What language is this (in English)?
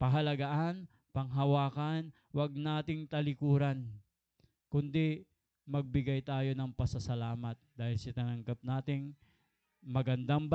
Filipino